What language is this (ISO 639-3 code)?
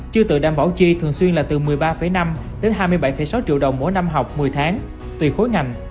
vie